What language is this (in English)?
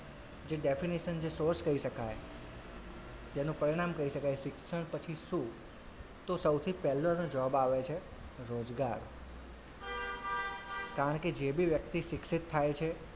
Gujarati